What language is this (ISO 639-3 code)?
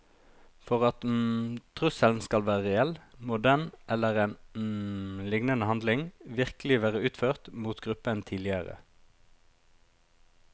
nor